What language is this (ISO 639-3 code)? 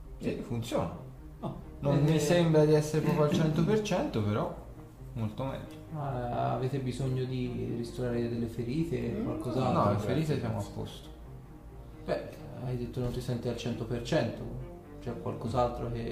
ita